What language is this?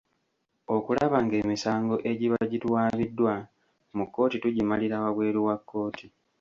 Ganda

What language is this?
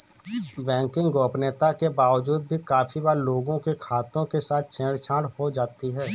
Hindi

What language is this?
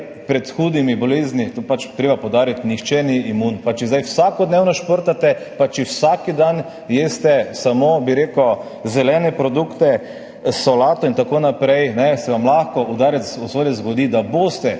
Slovenian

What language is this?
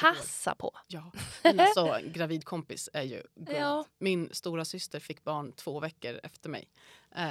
Swedish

